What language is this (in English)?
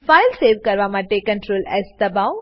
Gujarati